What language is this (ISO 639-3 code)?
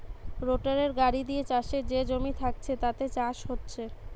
ben